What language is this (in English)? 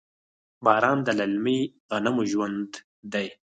Pashto